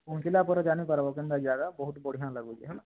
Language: Odia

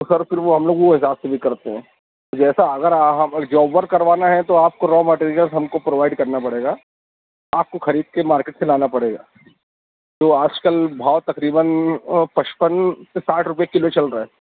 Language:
Urdu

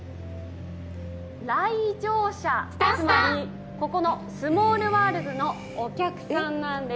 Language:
Japanese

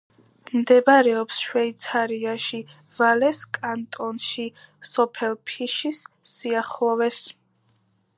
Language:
Georgian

